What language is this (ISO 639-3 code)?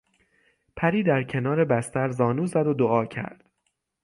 fas